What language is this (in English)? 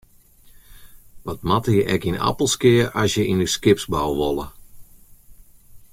Western Frisian